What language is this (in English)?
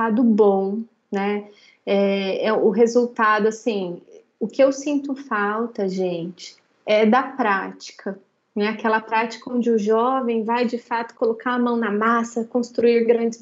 Portuguese